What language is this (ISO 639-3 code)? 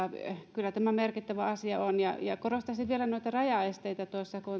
fin